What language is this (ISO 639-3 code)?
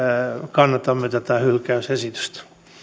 fin